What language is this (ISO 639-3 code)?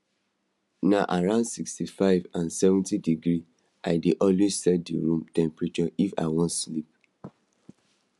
pcm